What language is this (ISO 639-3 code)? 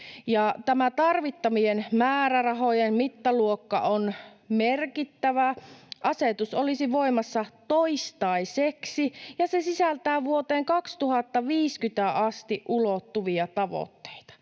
fin